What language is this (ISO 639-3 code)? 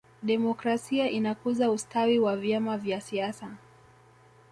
swa